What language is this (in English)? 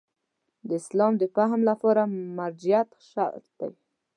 Pashto